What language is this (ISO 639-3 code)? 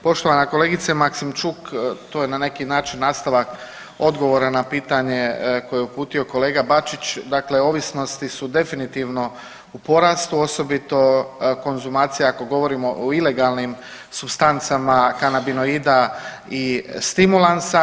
hrv